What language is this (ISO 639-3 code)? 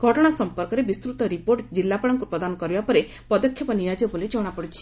ori